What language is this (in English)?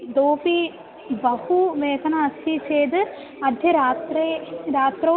Sanskrit